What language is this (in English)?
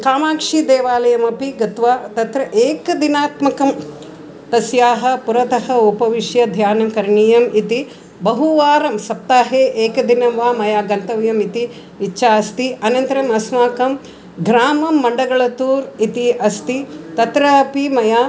Sanskrit